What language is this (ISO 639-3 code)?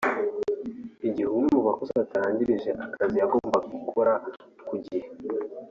kin